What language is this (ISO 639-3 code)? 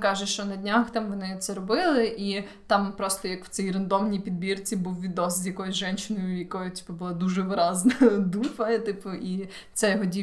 ukr